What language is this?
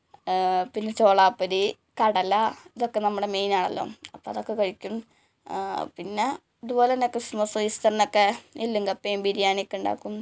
Malayalam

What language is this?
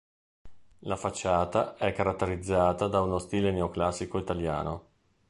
Italian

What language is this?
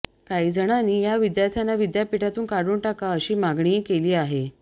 Marathi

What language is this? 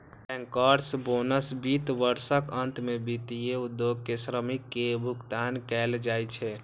Maithili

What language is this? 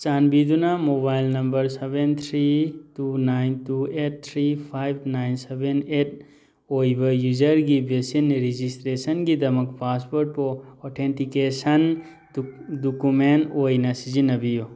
Manipuri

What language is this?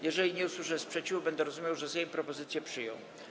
Polish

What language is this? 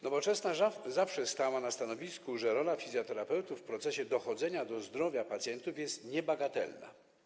Polish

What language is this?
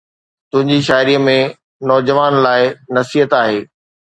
Sindhi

